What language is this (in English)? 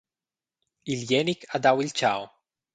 Romansh